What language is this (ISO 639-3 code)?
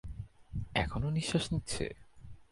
ben